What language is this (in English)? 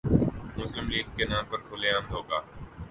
Urdu